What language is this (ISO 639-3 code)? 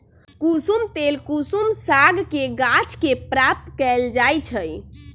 mag